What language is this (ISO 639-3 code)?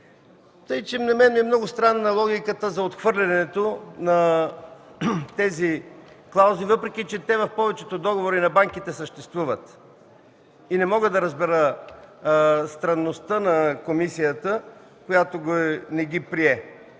bul